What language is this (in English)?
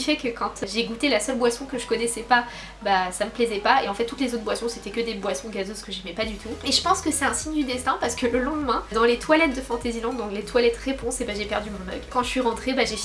French